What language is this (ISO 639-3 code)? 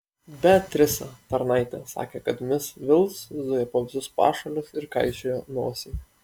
lit